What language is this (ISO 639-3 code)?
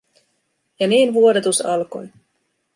fin